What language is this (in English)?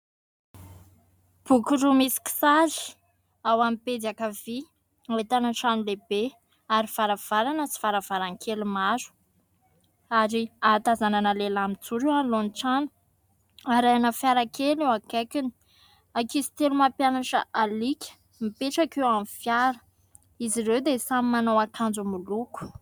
Malagasy